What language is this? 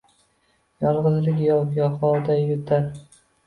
Uzbek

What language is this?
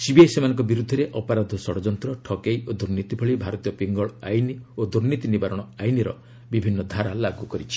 Odia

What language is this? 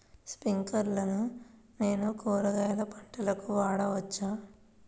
Telugu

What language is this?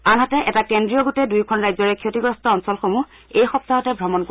Assamese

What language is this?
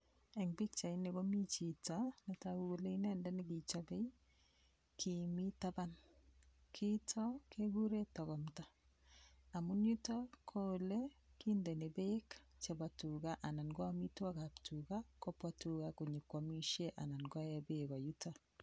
Kalenjin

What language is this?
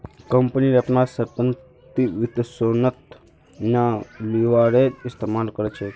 Magahi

